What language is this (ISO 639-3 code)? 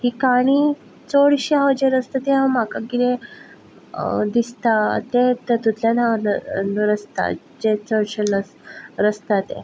kok